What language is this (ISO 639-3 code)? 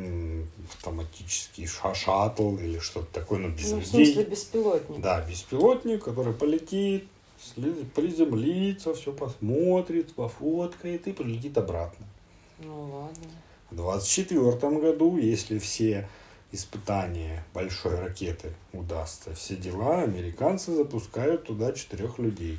rus